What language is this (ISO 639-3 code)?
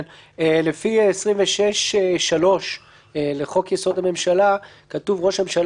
heb